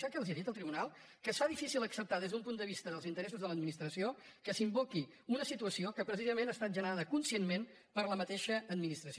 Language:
Catalan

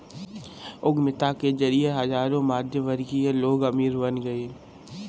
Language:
Hindi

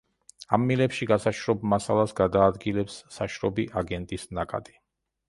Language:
Georgian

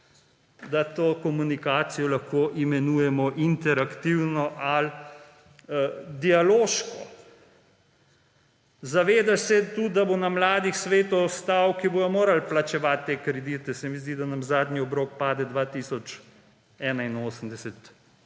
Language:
Slovenian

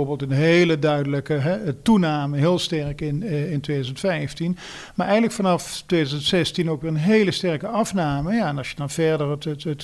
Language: Dutch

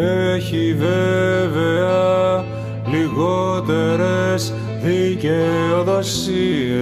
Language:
Greek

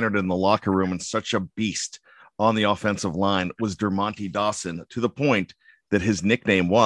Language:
English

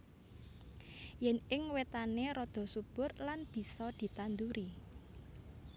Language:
Javanese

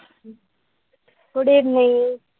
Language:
Marathi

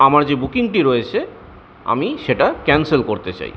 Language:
Bangla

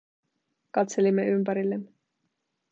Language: Finnish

